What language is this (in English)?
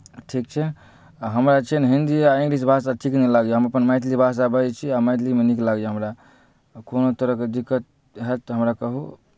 Maithili